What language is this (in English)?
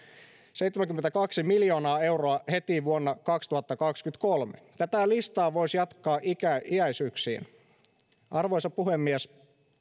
Finnish